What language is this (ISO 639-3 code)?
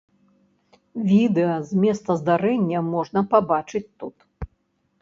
bel